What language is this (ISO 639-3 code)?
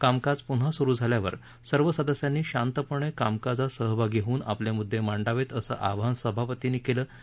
mar